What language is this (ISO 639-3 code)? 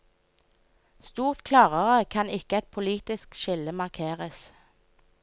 nor